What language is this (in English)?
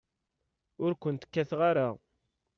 Kabyle